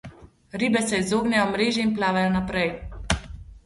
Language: Slovenian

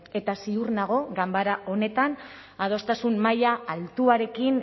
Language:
Basque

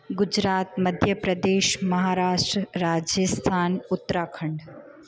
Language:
Sindhi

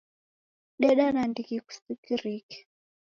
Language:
Taita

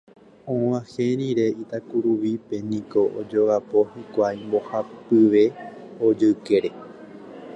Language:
Guarani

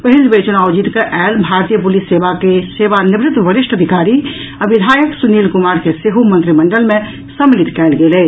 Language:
Maithili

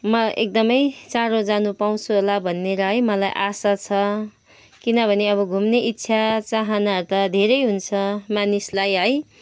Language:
Nepali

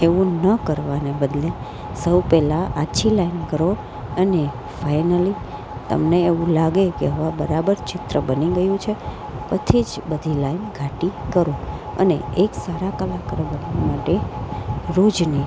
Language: Gujarati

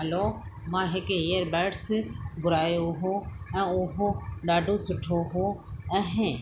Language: Sindhi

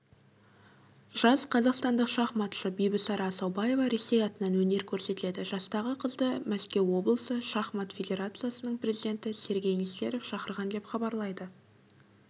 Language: Kazakh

